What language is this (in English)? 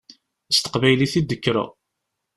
Kabyle